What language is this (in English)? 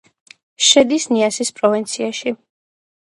Georgian